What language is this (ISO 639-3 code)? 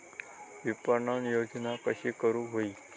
mar